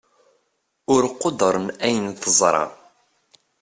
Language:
Kabyle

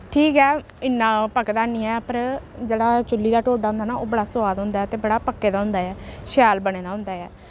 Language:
Dogri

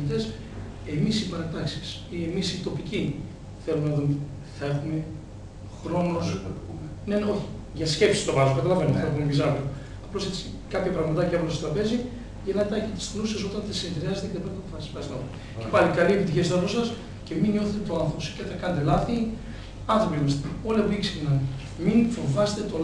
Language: Greek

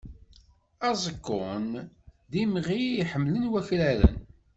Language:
Kabyle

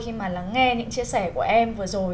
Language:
Vietnamese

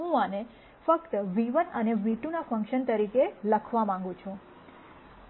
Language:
Gujarati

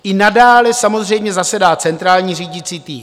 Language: Czech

